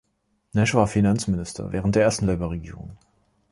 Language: German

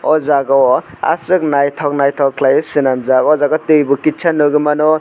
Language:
Kok Borok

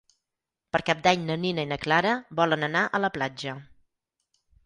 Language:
Catalan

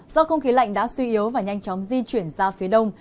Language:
Vietnamese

